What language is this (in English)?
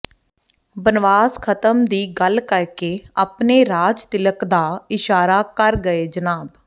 Punjabi